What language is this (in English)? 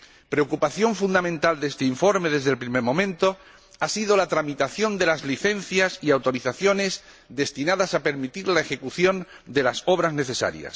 Spanish